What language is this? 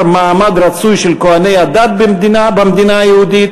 Hebrew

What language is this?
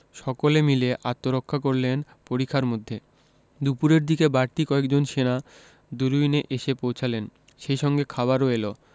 Bangla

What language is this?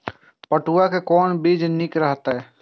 Maithili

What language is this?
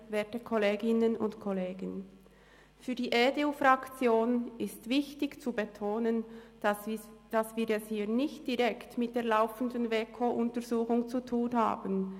Swiss German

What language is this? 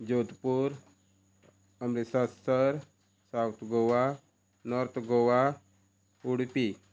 Konkani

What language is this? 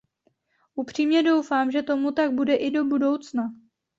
Czech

